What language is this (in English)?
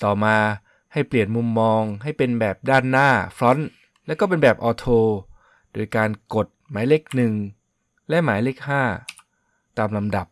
Thai